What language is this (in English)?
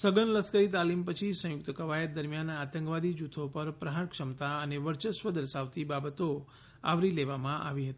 Gujarati